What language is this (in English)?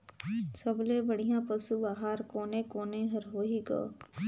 Chhattisgarhi